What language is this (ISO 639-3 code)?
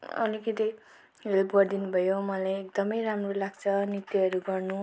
nep